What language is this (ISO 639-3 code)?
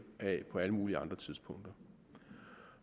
dan